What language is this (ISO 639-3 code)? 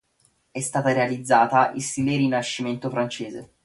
ita